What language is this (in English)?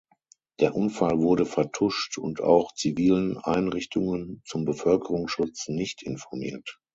German